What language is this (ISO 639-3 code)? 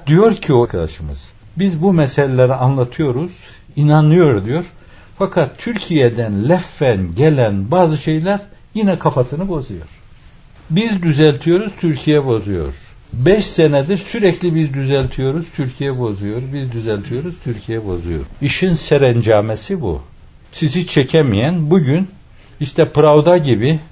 tur